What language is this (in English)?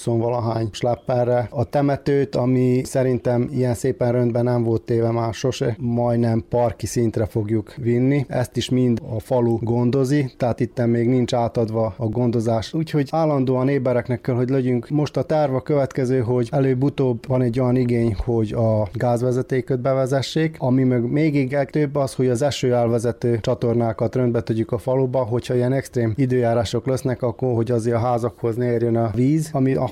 Hungarian